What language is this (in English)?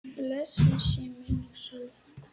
Icelandic